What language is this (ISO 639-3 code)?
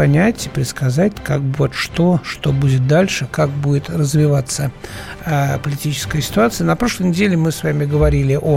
rus